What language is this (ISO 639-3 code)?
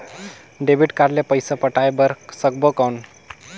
hne